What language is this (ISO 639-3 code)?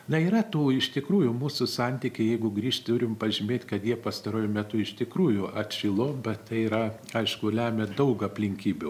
lit